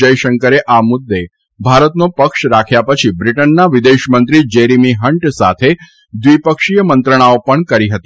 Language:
Gujarati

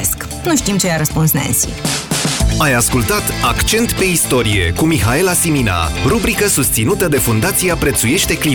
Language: Romanian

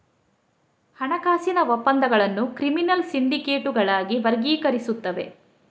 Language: Kannada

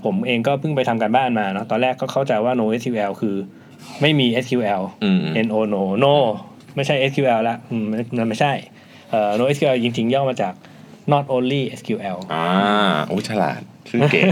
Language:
Thai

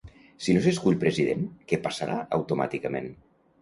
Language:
Catalan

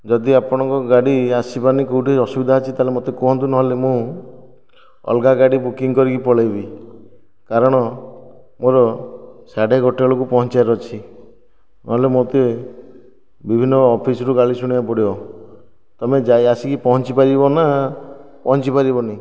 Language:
Odia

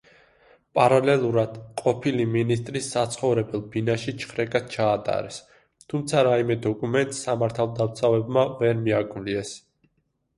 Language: Georgian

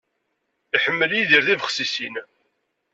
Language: Kabyle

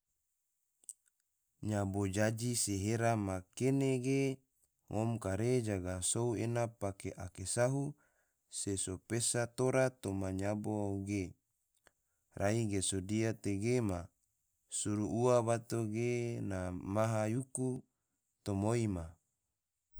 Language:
Tidore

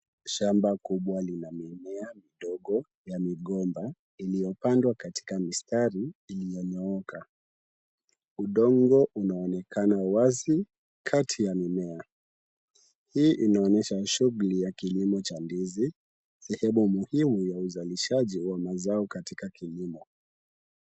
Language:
Swahili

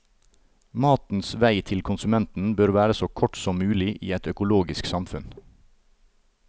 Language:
Norwegian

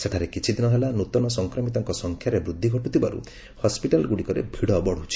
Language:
Odia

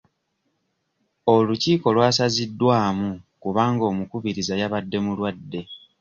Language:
Ganda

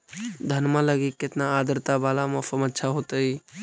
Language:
Magahi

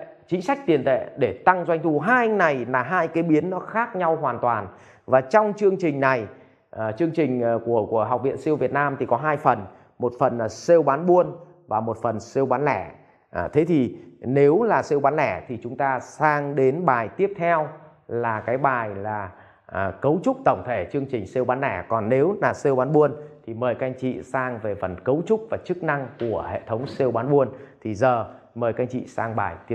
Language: Vietnamese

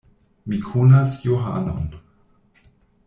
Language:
Esperanto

